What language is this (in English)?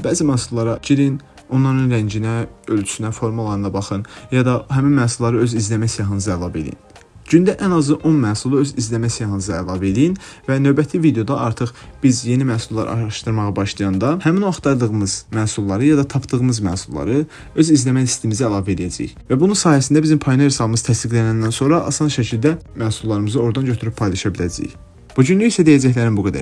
Turkish